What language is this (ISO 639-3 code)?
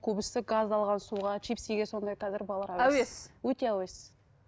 kaz